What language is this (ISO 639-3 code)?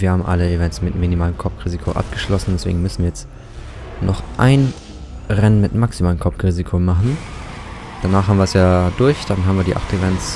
deu